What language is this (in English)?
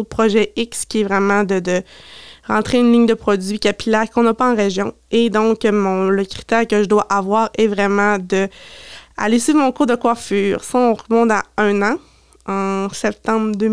French